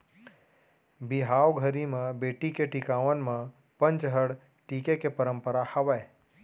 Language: Chhattisgarhi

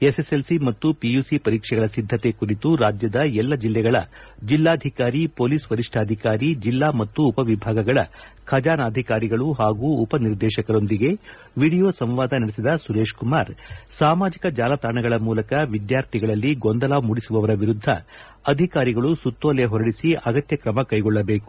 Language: Kannada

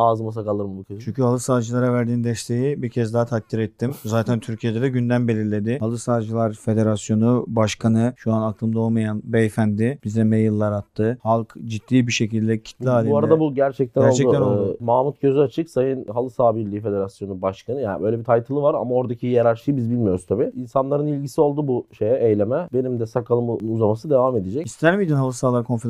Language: Turkish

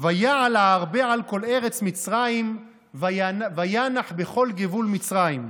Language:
Hebrew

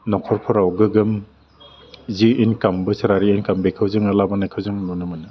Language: Bodo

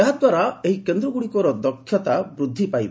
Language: Odia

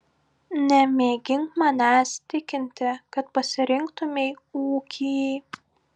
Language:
Lithuanian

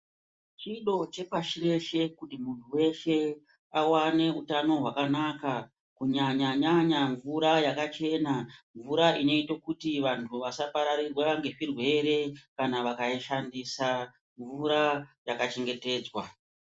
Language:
Ndau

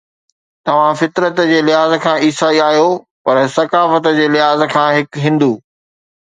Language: Sindhi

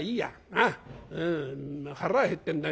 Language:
Japanese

